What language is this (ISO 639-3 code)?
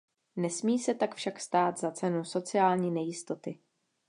ces